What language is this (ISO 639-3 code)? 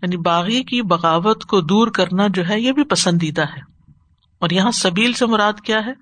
urd